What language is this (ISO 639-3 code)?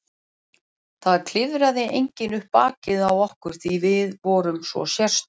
isl